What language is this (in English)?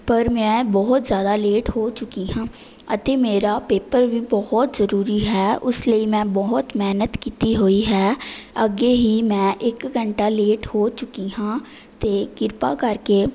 Punjabi